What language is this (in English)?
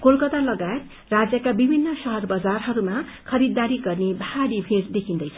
Nepali